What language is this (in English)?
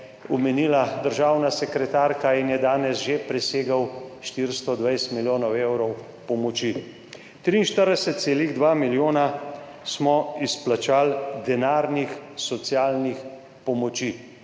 Slovenian